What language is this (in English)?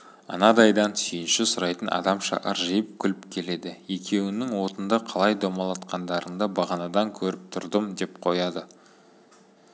Kazakh